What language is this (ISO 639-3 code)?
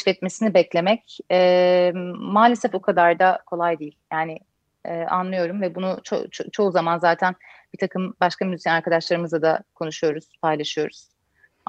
tur